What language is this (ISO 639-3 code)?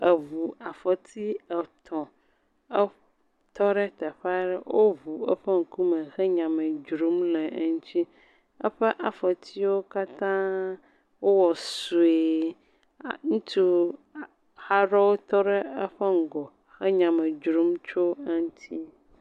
ewe